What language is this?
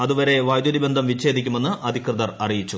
Malayalam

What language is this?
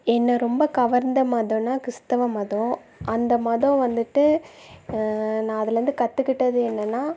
Tamil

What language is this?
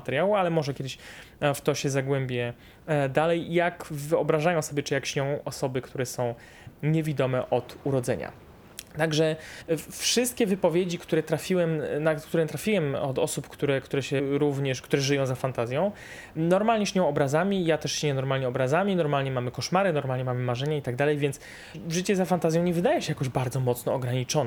Polish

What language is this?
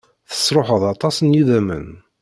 Kabyle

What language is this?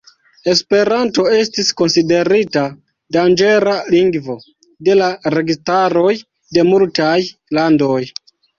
Esperanto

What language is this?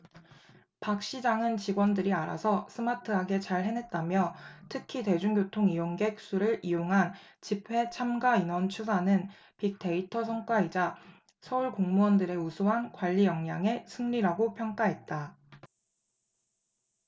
Korean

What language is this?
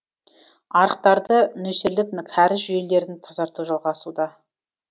Kazakh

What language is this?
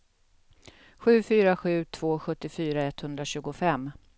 Swedish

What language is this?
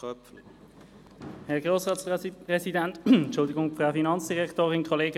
Swiss German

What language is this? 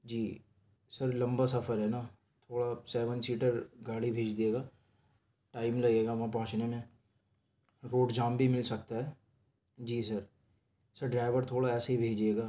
Urdu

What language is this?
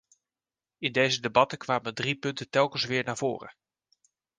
Dutch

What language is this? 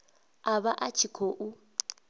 Venda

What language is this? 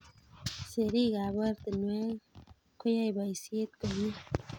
Kalenjin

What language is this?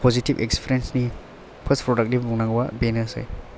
Bodo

